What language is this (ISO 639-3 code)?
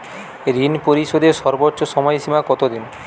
ben